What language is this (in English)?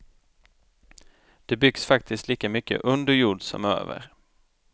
Swedish